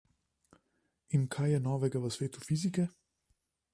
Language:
Slovenian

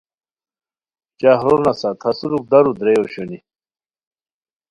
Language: Khowar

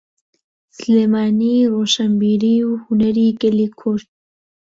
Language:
Central Kurdish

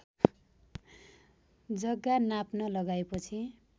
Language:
Nepali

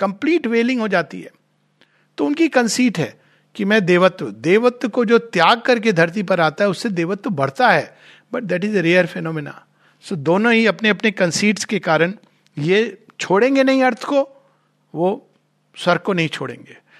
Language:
Hindi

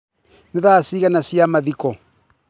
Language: Kikuyu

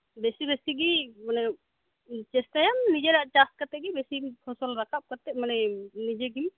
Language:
Santali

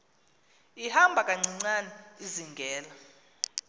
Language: Xhosa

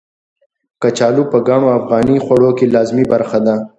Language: Pashto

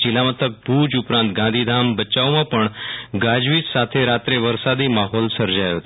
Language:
Gujarati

